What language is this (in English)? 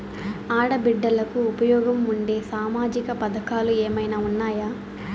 Telugu